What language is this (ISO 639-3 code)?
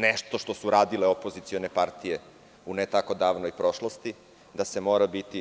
srp